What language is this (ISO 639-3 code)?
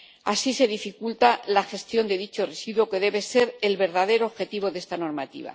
spa